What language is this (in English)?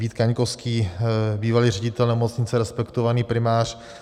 Czech